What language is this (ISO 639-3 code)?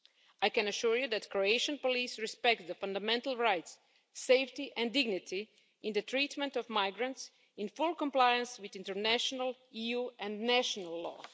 eng